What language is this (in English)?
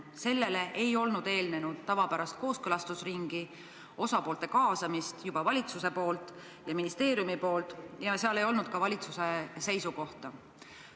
Estonian